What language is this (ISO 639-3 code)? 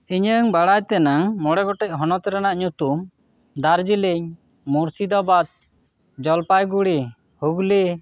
sat